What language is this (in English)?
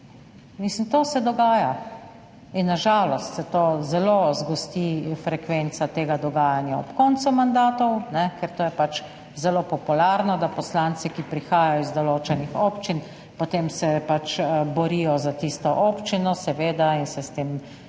Slovenian